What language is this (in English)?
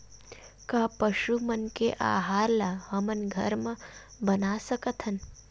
Chhattisgarhi